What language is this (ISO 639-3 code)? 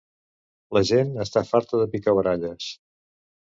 cat